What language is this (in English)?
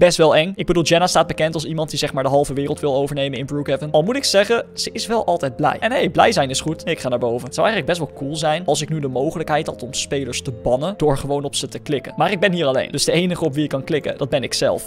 Dutch